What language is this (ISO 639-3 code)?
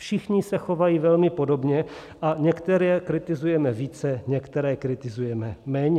ces